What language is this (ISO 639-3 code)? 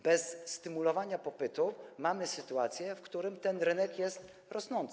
pol